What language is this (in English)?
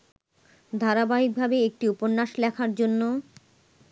Bangla